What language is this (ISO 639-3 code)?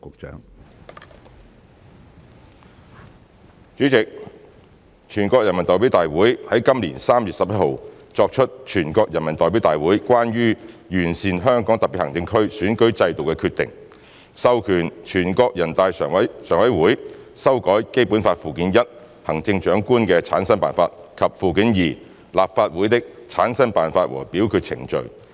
yue